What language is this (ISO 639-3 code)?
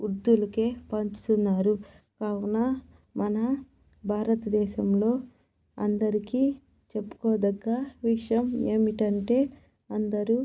tel